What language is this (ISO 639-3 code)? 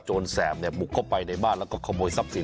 tha